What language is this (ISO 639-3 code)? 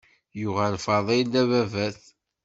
kab